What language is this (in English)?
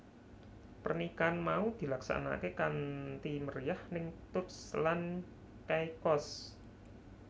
Javanese